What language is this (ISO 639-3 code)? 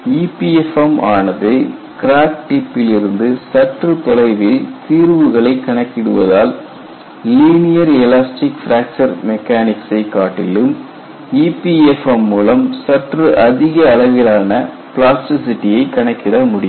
tam